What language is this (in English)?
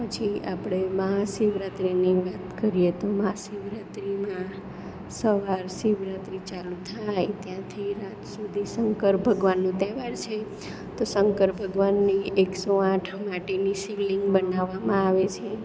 Gujarati